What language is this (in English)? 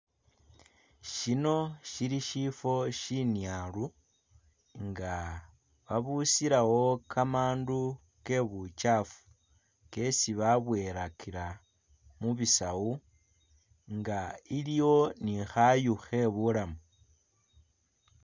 Masaaba